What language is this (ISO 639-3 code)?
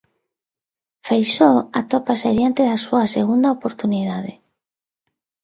glg